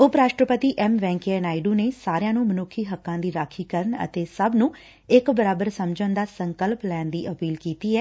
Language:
Punjabi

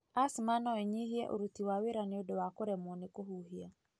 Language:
Kikuyu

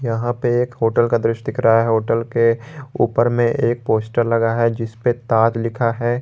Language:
Hindi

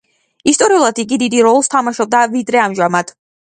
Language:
Georgian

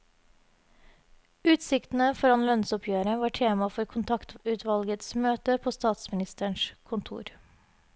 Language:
Norwegian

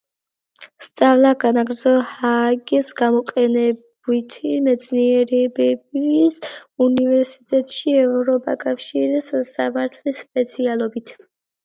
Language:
Georgian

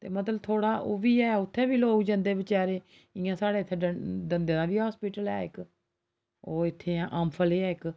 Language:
Dogri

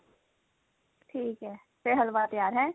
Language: Punjabi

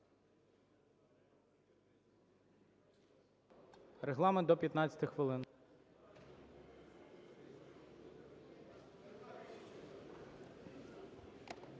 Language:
Ukrainian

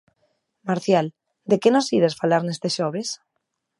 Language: Galician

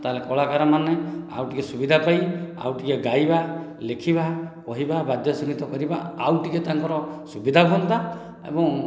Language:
Odia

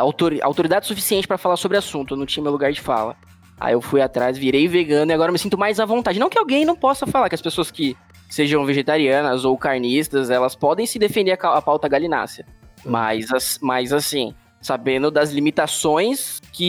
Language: Portuguese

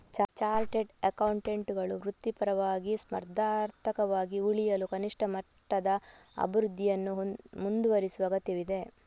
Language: Kannada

